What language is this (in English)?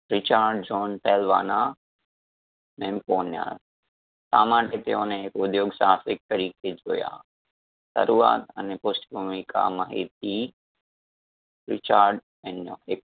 Gujarati